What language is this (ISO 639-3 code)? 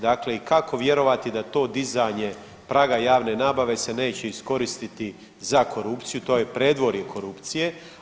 hrv